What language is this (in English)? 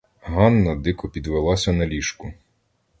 Ukrainian